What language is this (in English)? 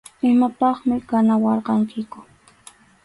Arequipa-La Unión Quechua